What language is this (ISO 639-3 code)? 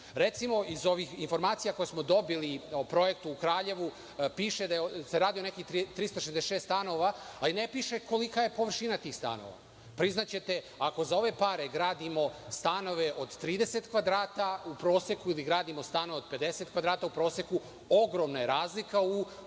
srp